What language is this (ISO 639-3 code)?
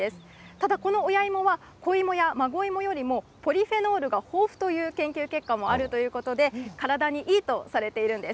jpn